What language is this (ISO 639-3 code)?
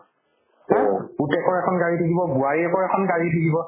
asm